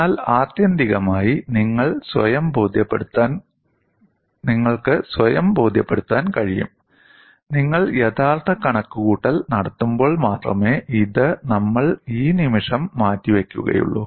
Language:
Malayalam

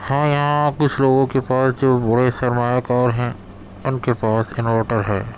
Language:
Urdu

